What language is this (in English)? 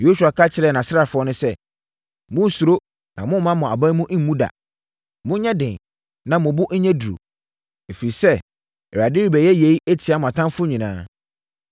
Akan